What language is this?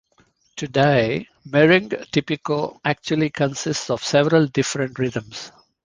English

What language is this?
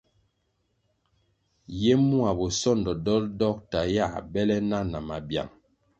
Kwasio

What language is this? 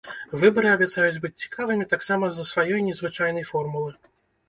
Belarusian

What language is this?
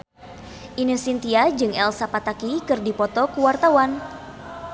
Sundanese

